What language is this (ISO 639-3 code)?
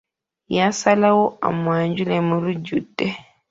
lug